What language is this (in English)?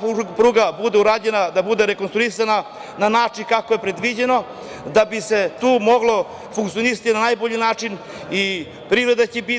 Serbian